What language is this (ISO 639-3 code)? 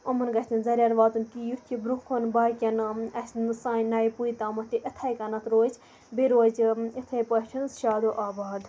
kas